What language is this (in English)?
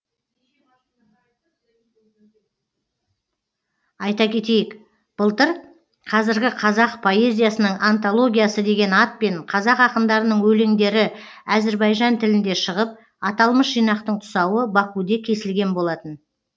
Kazakh